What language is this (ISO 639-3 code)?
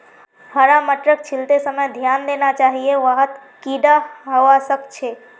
mag